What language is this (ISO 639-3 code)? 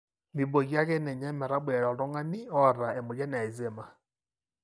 mas